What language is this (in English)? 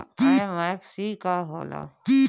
Bhojpuri